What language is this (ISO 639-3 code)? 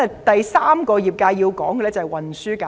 yue